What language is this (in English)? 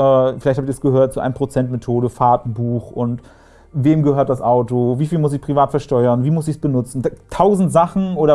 German